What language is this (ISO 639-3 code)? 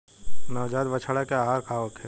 bho